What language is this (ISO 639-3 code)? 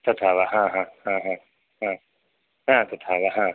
san